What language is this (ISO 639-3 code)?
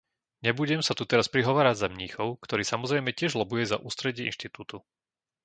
slk